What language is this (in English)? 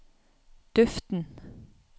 Norwegian